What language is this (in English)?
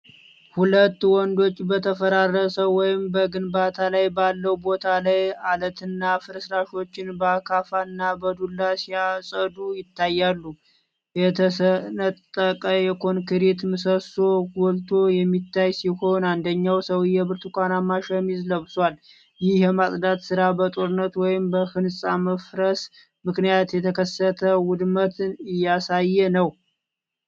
Amharic